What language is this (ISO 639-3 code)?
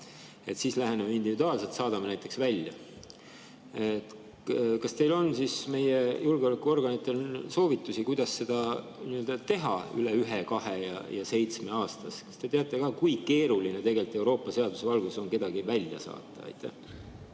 est